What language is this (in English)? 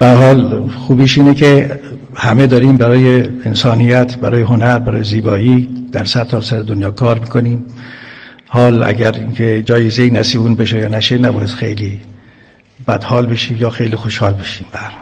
Persian